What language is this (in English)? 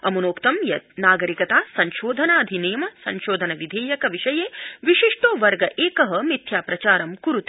Sanskrit